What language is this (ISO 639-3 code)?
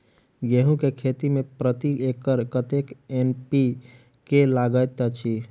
mai